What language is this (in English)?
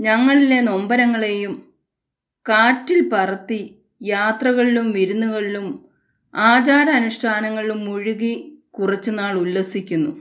Malayalam